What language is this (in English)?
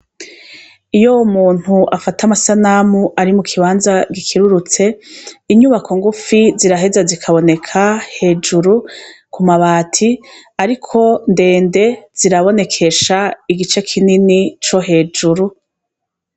Rundi